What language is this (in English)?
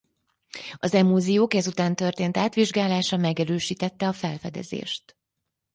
Hungarian